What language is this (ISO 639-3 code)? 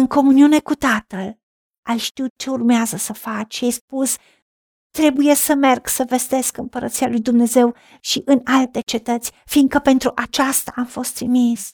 ron